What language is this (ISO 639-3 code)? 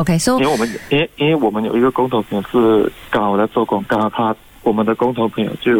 zho